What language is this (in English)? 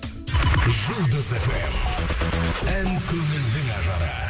Kazakh